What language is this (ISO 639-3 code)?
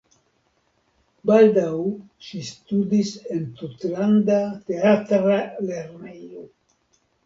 epo